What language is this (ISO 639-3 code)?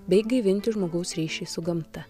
lit